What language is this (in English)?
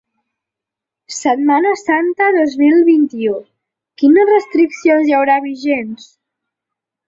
Catalan